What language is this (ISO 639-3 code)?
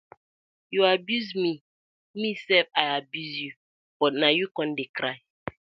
pcm